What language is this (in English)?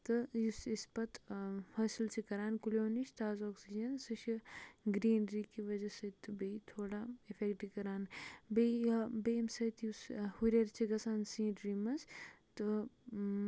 Kashmiri